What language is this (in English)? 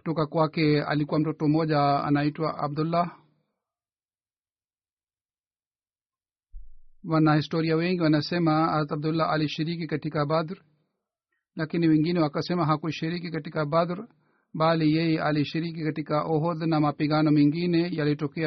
Swahili